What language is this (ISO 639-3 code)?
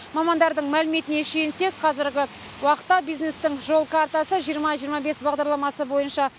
kaz